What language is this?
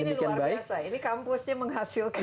Indonesian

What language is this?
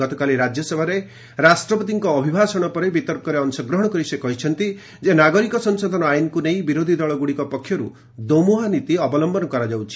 Odia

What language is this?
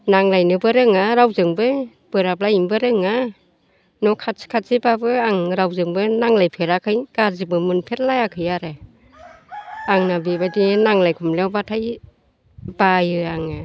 Bodo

